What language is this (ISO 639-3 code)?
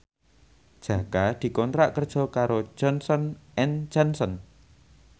jav